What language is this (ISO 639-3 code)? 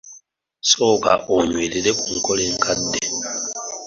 lug